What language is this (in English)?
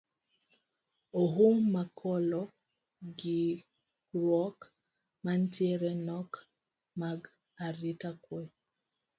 Luo (Kenya and Tanzania)